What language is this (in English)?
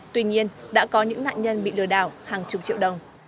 Vietnamese